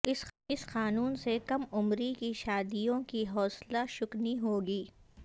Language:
Urdu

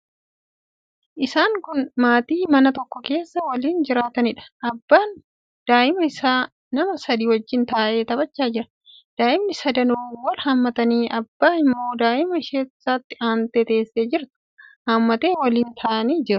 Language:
Oromo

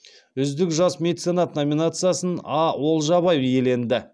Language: Kazakh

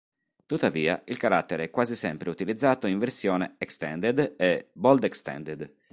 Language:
Italian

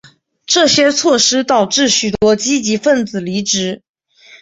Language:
Chinese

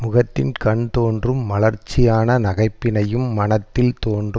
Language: Tamil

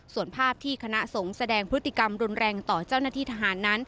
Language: Thai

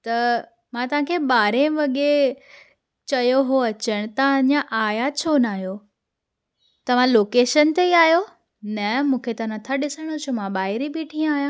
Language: Sindhi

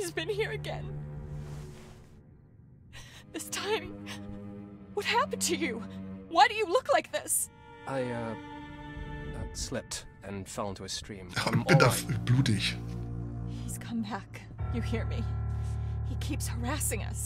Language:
German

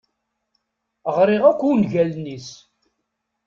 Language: Kabyle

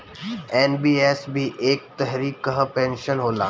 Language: Bhojpuri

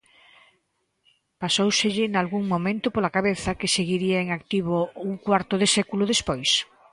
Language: Galician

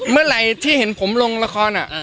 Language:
Thai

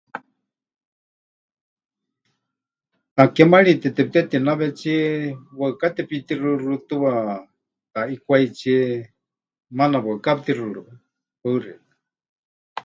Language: Huichol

